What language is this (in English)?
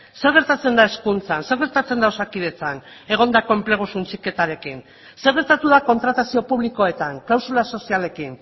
Basque